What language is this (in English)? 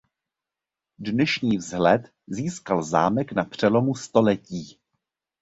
Czech